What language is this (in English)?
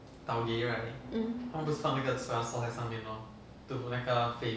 English